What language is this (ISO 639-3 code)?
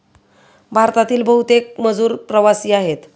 mar